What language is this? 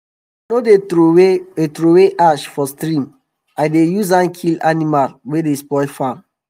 Nigerian Pidgin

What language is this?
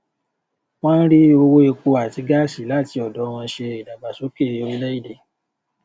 Yoruba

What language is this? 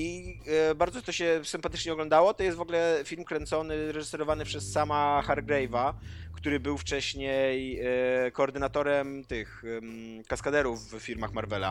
Polish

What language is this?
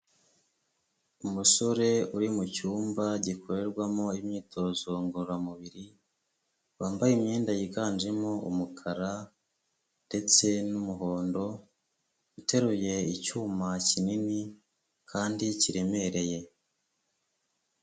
Kinyarwanda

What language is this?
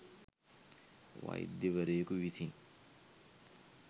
Sinhala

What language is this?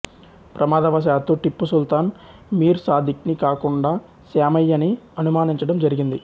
Telugu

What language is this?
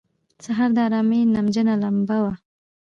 Pashto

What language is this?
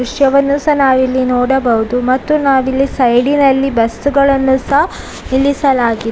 Kannada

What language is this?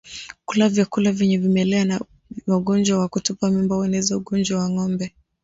Swahili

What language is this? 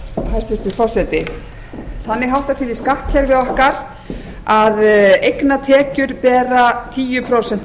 Icelandic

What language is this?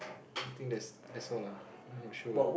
English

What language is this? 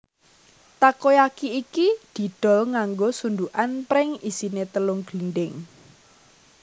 Javanese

